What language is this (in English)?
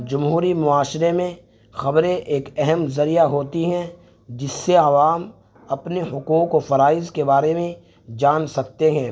Urdu